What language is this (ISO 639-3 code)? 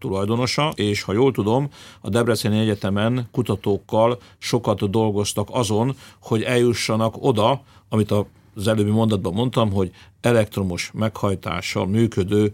hun